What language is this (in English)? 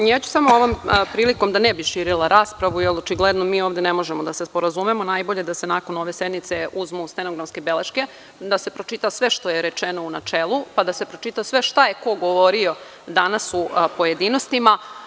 Serbian